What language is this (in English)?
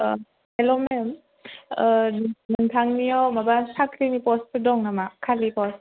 Bodo